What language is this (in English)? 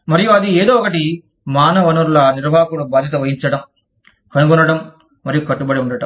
Telugu